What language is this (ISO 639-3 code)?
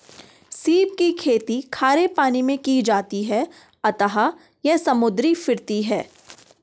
hin